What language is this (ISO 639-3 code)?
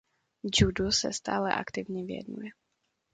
ces